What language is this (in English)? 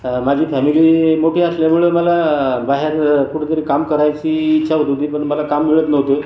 Marathi